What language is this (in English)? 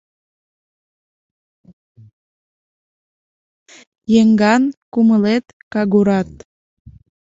Mari